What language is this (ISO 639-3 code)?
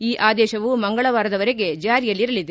kan